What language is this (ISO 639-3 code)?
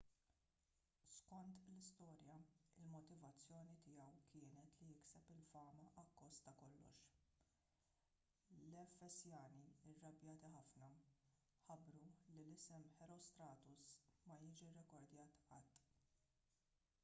mlt